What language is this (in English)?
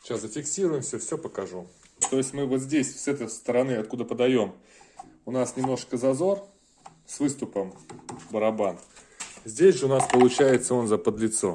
Russian